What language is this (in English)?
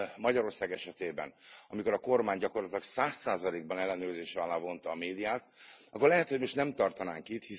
Hungarian